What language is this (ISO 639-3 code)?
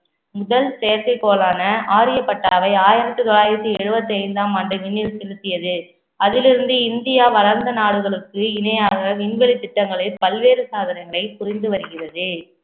tam